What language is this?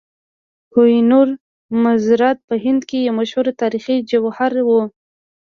Pashto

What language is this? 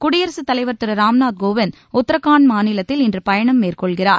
Tamil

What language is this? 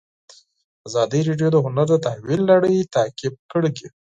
Pashto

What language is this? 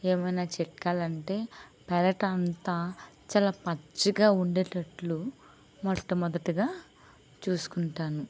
Telugu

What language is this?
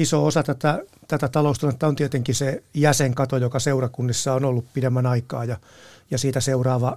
Finnish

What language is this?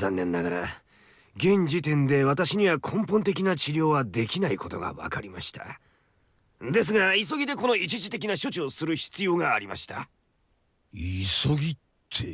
Japanese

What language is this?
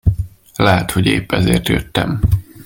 Hungarian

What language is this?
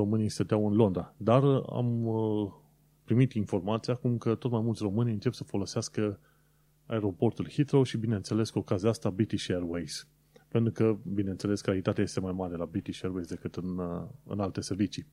Romanian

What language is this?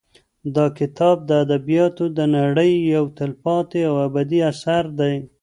Pashto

